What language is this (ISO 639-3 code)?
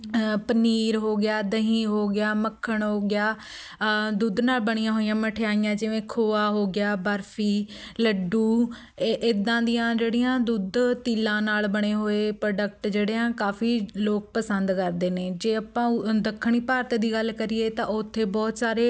pan